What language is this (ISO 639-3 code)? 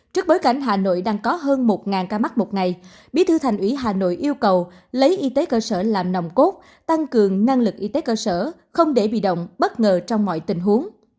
vie